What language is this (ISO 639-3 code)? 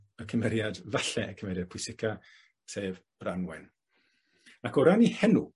cym